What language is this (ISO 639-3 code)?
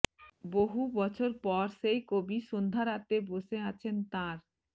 ben